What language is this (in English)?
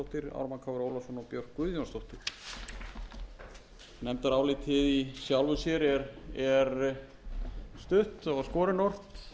Icelandic